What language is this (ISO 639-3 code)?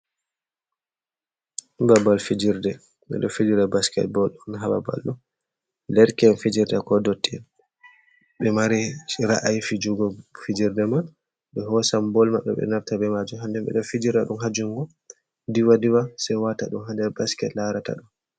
ful